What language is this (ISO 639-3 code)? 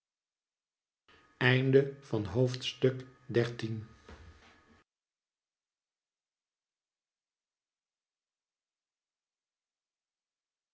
nld